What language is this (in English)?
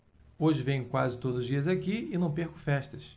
Portuguese